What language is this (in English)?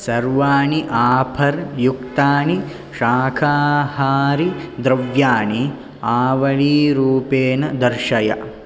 Sanskrit